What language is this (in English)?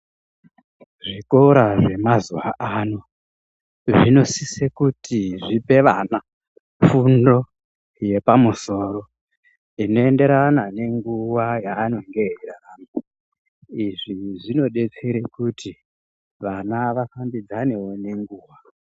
Ndau